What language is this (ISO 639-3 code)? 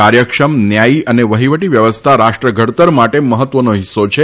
guj